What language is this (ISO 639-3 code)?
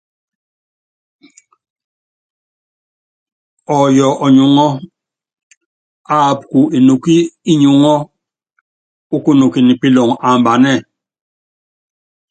yav